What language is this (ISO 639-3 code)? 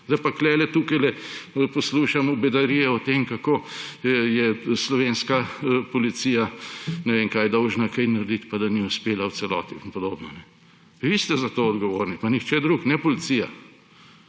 slv